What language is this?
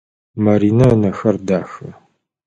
Adyghe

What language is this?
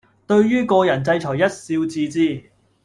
Cantonese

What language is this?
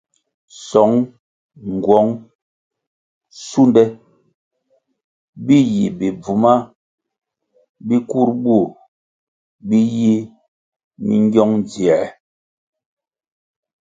Kwasio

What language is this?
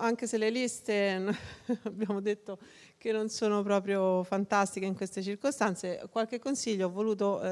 Italian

